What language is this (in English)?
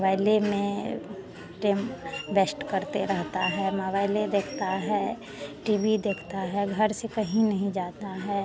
Hindi